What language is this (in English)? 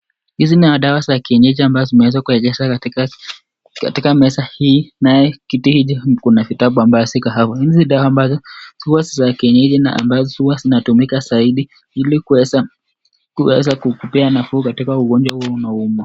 Swahili